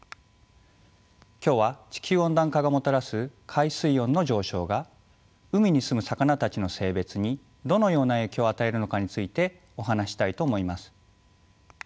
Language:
Japanese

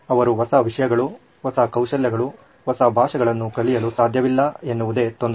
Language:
Kannada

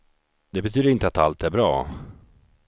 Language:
Swedish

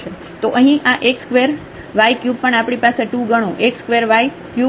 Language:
Gujarati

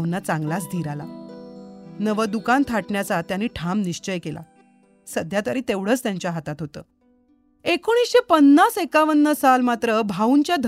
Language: Marathi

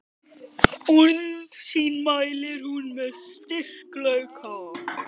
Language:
Icelandic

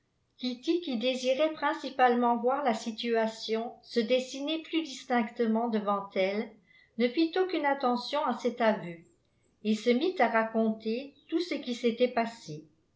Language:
French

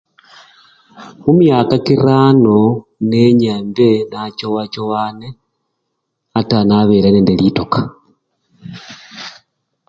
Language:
Luyia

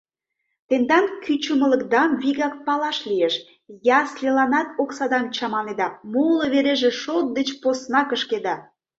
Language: Mari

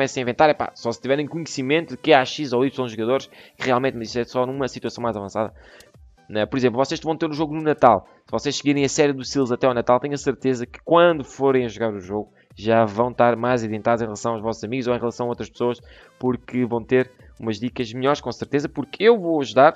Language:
Portuguese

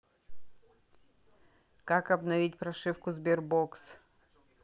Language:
Russian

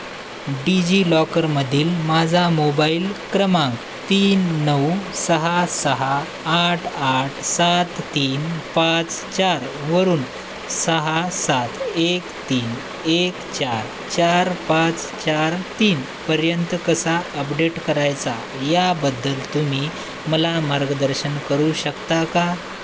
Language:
Marathi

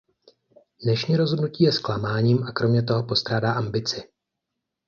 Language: Czech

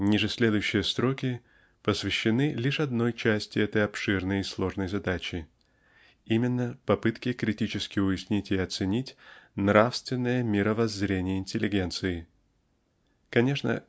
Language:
Russian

